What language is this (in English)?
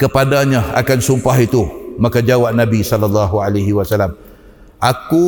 Malay